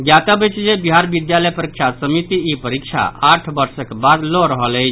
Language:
Maithili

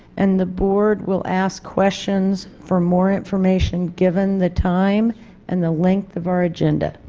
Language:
English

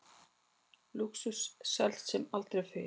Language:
Icelandic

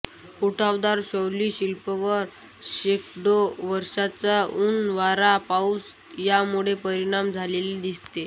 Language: Marathi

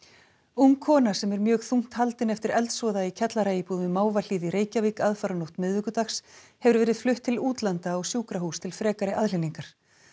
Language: Icelandic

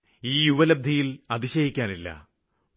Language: Malayalam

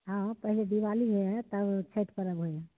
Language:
Maithili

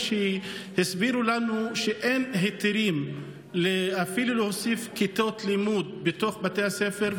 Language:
Hebrew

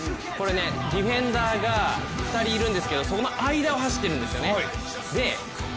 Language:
Japanese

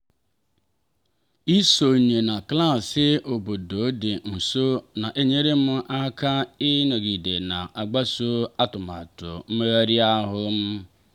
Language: Igbo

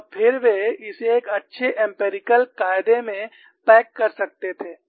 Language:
Hindi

